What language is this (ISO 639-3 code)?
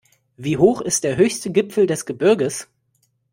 deu